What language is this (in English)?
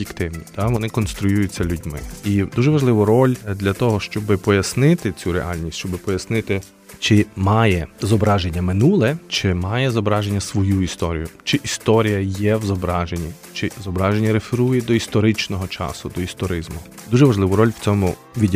Ukrainian